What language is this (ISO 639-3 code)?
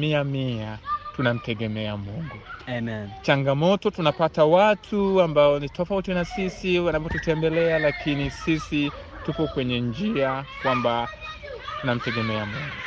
swa